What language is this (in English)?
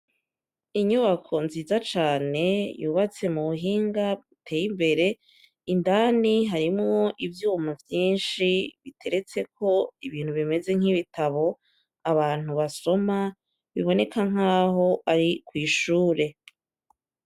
Rundi